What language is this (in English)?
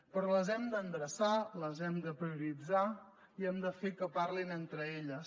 Catalan